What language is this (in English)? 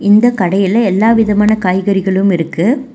Tamil